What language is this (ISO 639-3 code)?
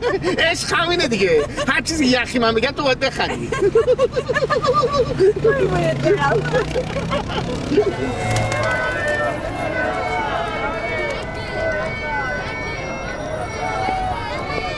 fas